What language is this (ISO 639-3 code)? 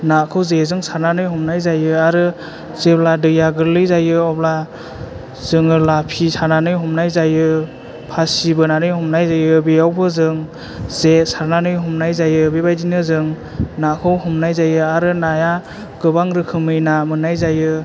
brx